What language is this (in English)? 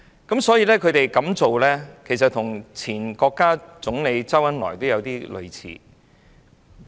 Cantonese